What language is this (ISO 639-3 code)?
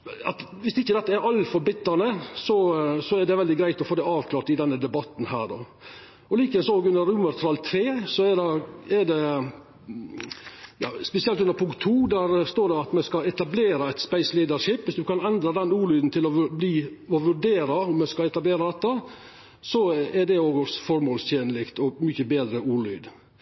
nno